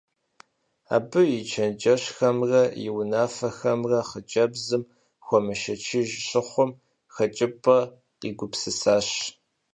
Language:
Kabardian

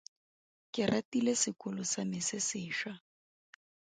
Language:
Tswana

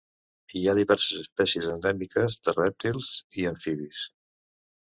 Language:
Catalan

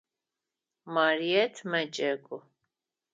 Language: Adyghe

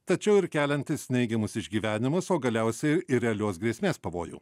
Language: Lithuanian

